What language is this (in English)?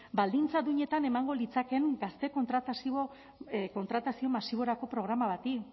Basque